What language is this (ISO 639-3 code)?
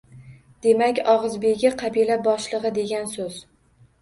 uzb